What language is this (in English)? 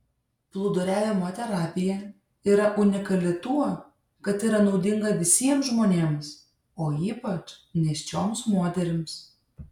Lithuanian